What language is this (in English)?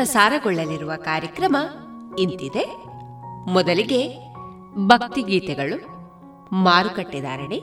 Kannada